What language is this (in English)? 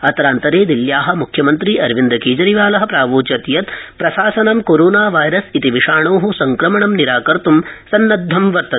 Sanskrit